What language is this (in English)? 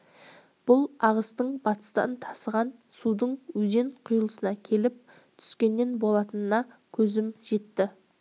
Kazakh